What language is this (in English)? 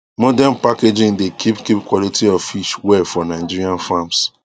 Nigerian Pidgin